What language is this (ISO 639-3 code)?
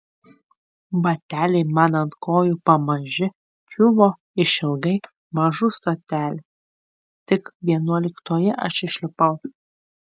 lit